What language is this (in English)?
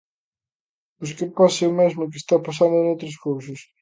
Galician